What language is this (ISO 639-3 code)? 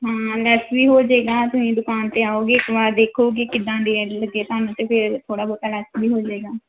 pan